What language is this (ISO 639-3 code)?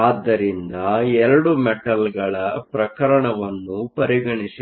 kan